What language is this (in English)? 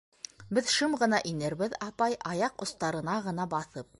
Bashkir